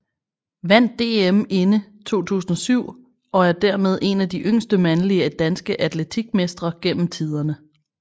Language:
Danish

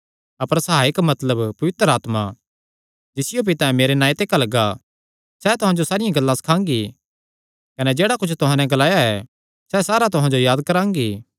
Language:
Kangri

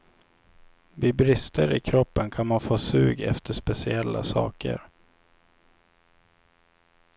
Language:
Swedish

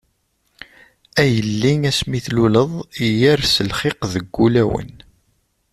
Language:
Kabyle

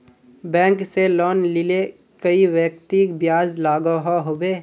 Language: Magahi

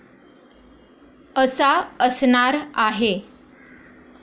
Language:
Marathi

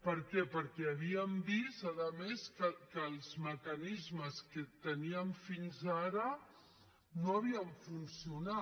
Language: Catalan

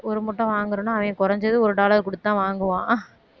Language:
Tamil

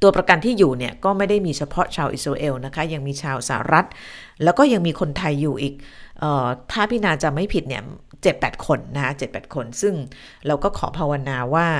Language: Thai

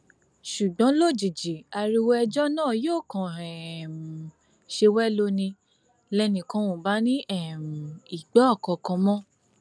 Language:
Yoruba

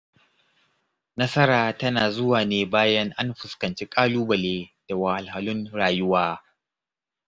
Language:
Hausa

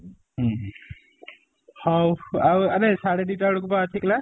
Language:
Odia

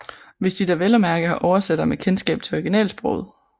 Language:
Danish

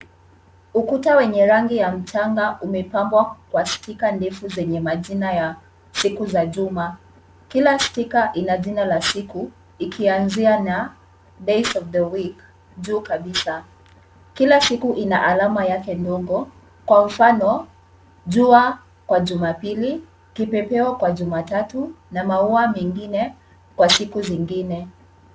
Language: Swahili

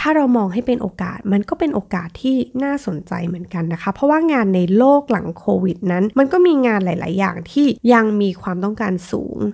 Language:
Thai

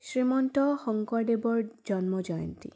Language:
Assamese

